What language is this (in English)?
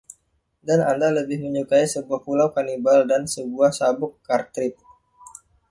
Indonesian